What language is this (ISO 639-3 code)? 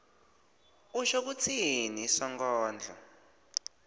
ssw